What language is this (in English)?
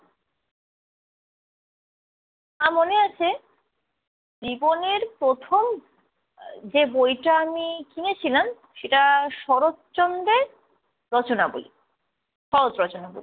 Bangla